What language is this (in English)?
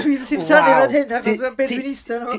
Welsh